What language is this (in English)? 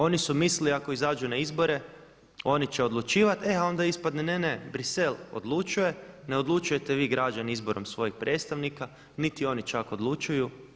Croatian